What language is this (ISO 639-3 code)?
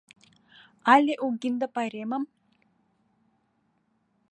chm